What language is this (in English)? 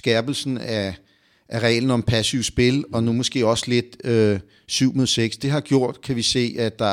Danish